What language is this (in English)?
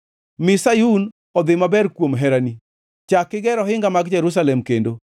Luo (Kenya and Tanzania)